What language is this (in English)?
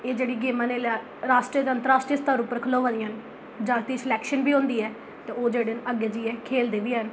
Dogri